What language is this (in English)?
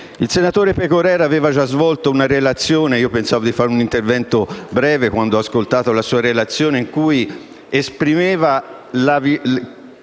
Italian